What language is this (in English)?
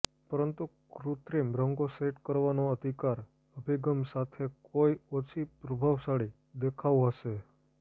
Gujarati